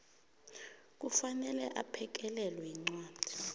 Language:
South Ndebele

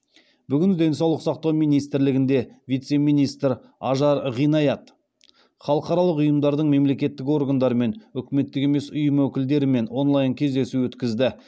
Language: Kazakh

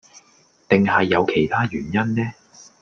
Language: Cantonese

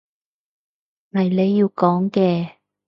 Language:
Cantonese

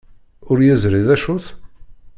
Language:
Kabyle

